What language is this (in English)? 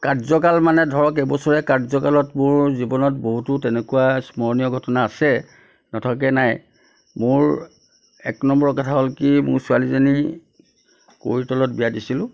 Assamese